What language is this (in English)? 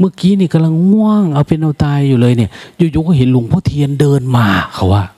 Thai